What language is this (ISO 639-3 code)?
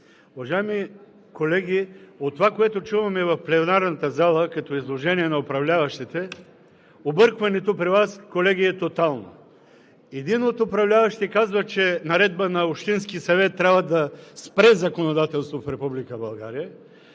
bul